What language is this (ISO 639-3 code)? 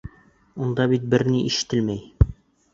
bak